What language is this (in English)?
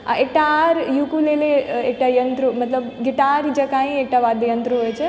Maithili